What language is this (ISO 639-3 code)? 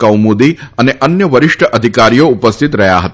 guj